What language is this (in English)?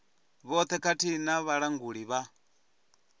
Venda